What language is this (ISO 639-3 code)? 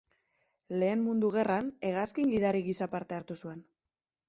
eus